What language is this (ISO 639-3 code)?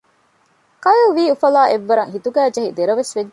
div